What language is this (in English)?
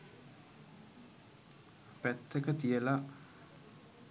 Sinhala